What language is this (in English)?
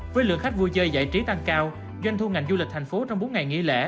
Vietnamese